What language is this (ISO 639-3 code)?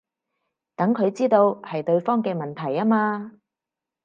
yue